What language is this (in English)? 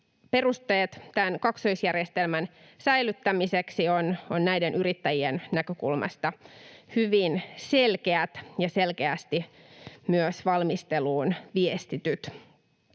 Finnish